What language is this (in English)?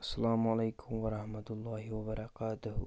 Kashmiri